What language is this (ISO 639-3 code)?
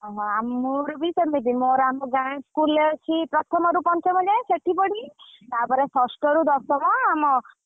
ori